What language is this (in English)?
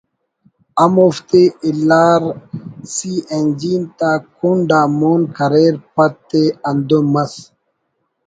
Brahui